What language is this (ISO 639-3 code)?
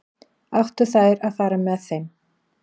isl